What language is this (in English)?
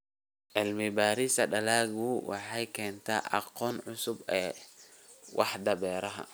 Somali